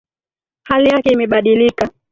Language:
Swahili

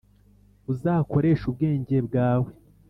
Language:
Kinyarwanda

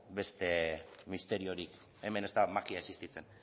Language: Basque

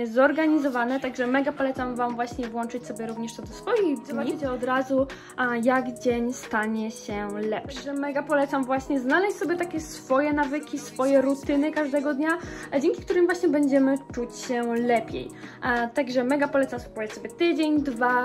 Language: Polish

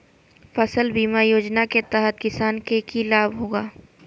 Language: Magahi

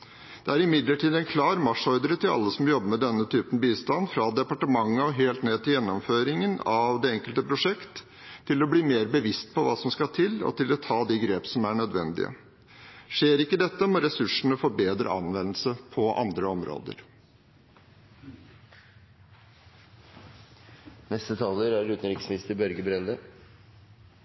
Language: Norwegian Bokmål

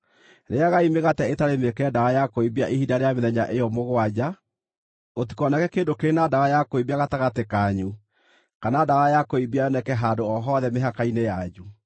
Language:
Kikuyu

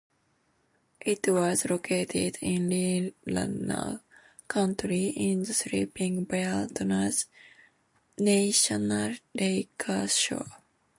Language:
English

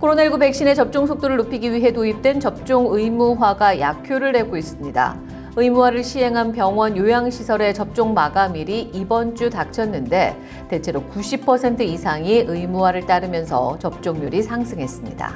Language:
Korean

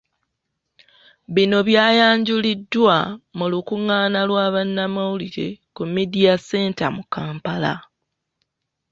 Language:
Ganda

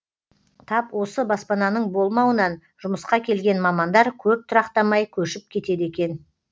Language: Kazakh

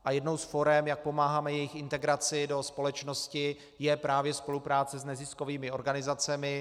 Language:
Czech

